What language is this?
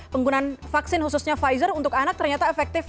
Indonesian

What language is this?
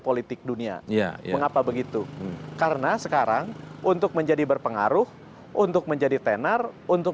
Indonesian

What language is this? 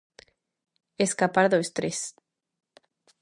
Galician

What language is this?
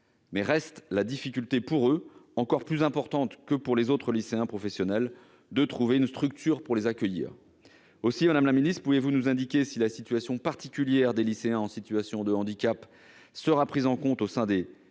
French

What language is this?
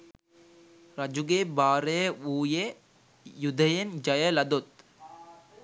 Sinhala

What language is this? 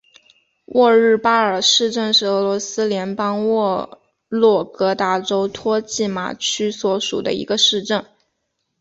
Chinese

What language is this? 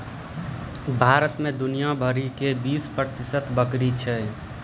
Maithili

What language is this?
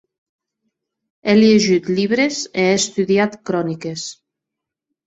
Occitan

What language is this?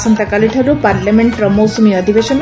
Odia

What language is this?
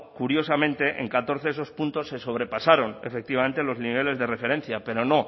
Spanish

